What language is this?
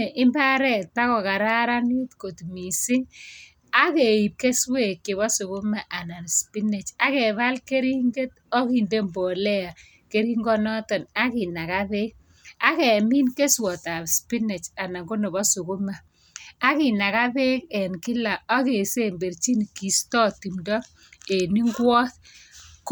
Kalenjin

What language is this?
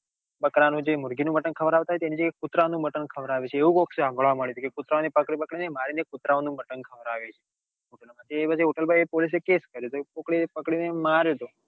Gujarati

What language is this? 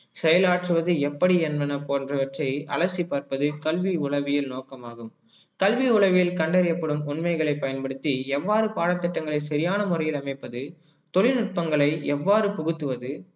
Tamil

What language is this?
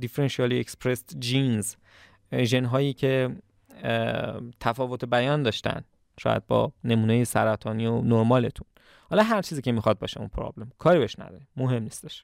Persian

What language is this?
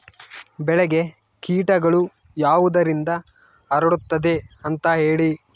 Kannada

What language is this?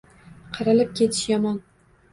Uzbek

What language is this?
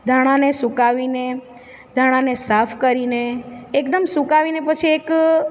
Gujarati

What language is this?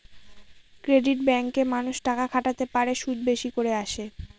Bangla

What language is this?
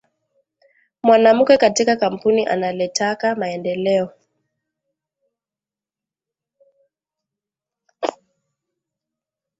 Swahili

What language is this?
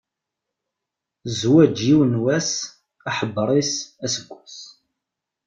Kabyle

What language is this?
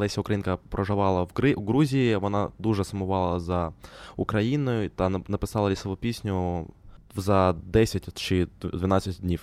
Ukrainian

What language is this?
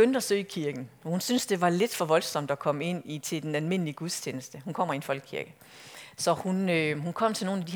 Danish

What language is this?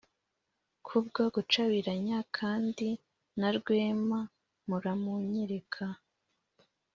Kinyarwanda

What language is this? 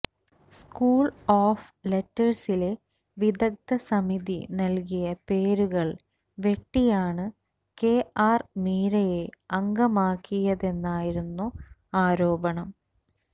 Malayalam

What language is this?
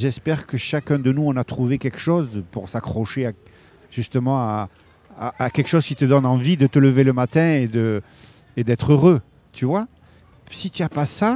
French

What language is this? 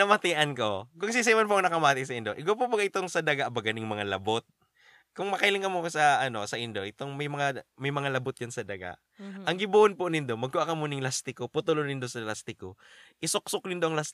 Filipino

